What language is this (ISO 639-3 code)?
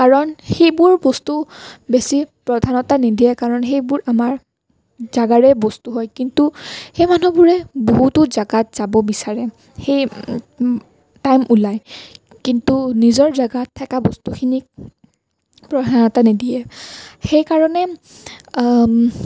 asm